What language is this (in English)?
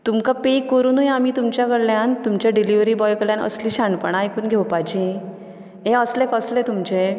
Konkani